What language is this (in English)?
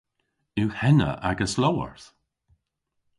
Cornish